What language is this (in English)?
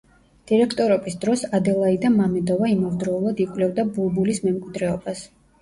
Georgian